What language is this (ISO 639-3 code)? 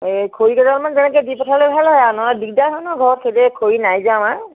asm